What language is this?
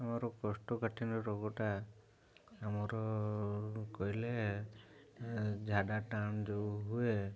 Odia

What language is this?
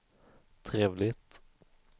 Swedish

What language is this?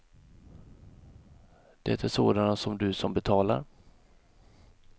Swedish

